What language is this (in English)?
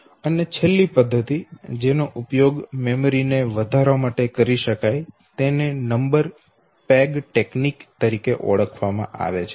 Gujarati